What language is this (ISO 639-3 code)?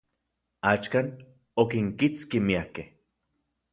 ncx